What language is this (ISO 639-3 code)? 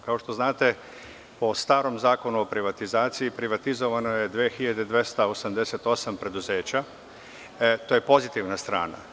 srp